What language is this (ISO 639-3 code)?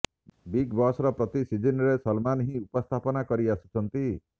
ori